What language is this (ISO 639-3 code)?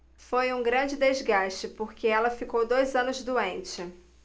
por